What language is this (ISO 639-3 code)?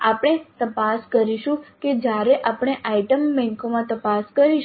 guj